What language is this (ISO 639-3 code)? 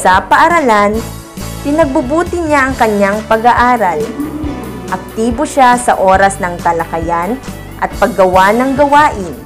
fil